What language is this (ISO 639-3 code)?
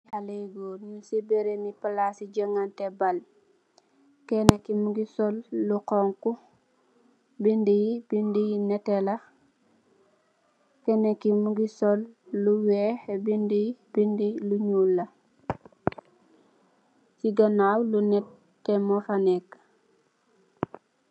wol